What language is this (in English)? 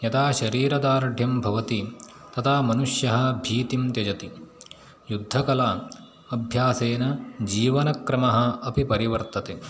Sanskrit